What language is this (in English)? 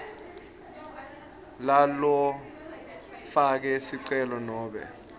Swati